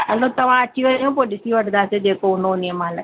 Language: Sindhi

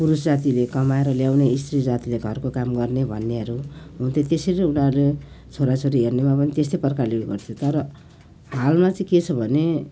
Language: Nepali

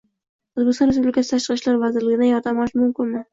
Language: Uzbek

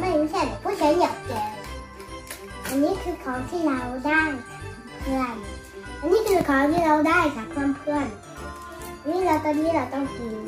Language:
Thai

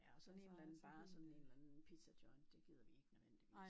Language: Danish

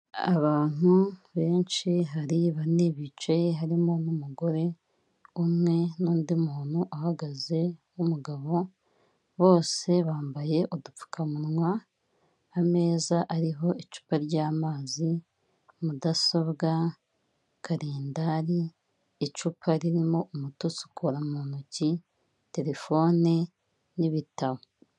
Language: Kinyarwanda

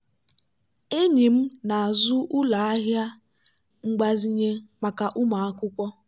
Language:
Igbo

